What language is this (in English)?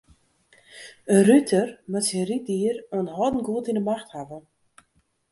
Western Frisian